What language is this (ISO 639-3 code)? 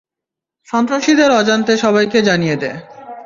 ben